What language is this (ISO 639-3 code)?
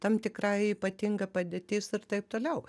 lit